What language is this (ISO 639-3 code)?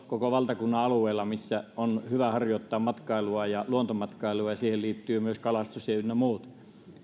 fin